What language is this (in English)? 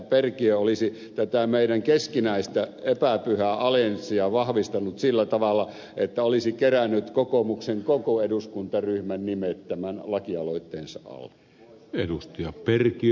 Finnish